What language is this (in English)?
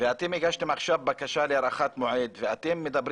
Hebrew